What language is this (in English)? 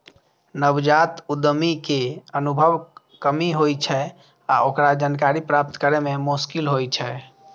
Maithili